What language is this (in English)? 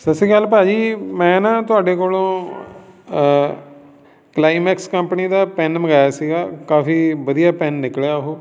Punjabi